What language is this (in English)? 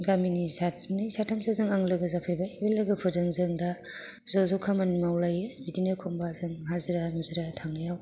Bodo